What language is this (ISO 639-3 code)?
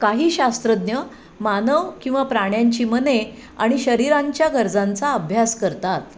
mar